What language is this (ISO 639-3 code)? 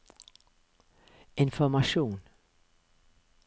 nor